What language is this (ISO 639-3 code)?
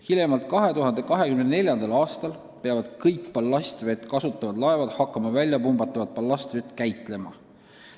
est